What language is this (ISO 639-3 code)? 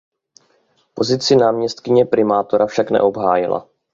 ces